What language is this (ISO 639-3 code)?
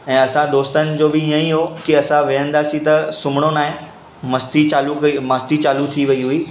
snd